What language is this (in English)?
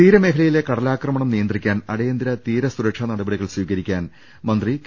Malayalam